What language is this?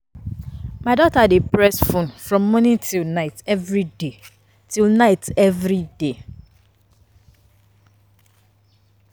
Nigerian Pidgin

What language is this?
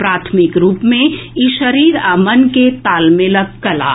Maithili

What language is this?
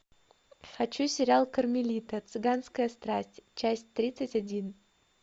Russian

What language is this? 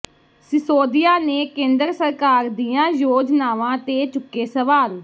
Punjabi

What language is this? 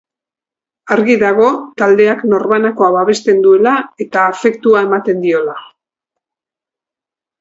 Basque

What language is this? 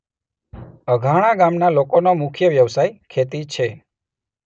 Gujarati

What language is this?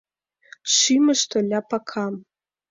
Mari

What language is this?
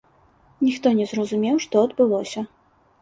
Belarusian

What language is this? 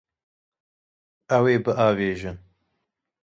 Kurdish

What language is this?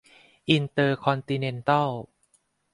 Thai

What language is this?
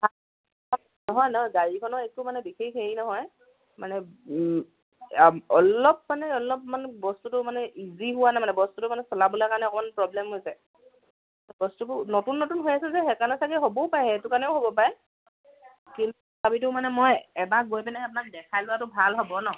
Assamese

